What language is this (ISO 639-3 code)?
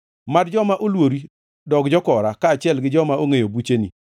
luo